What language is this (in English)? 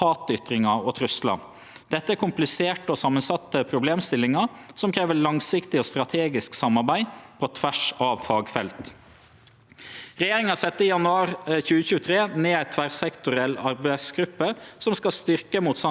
Norwegian